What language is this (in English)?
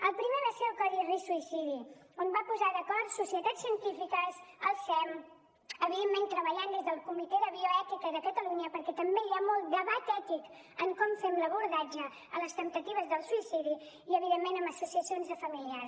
Catalan